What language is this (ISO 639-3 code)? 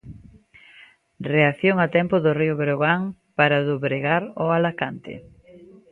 glg